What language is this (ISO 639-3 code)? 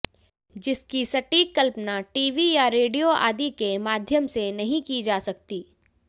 hin